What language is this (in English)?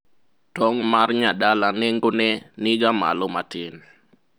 Luo (Kenya and Tanzania)